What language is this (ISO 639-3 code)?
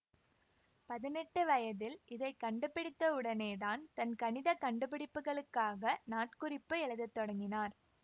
tam